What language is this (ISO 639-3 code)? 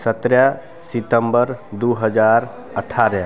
mai